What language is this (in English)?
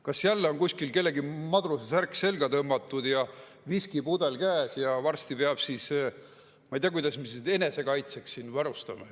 Estonian